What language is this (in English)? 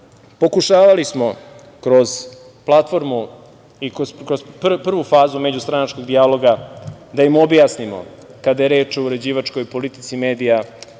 Serbian